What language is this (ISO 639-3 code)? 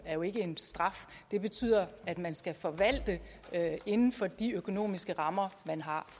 dan